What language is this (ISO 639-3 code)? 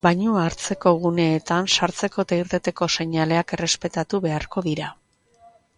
eus